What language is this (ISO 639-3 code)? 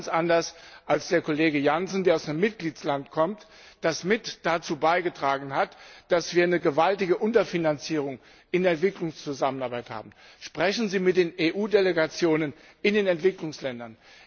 deu